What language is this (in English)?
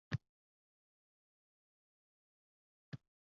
Uzbek